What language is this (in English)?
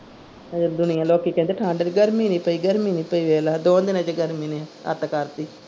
Punjabi